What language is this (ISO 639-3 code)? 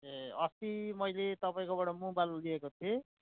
nep